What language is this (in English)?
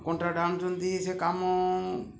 Odia